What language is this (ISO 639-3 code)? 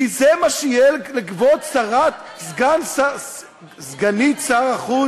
heb